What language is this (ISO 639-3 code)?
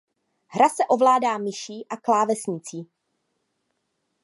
ces